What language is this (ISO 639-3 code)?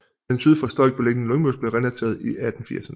dan